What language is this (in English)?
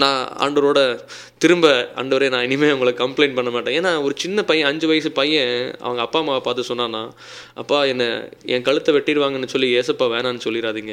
Tamil